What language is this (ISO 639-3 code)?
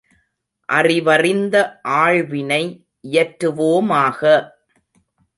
tam